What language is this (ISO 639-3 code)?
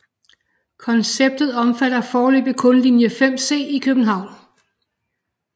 dan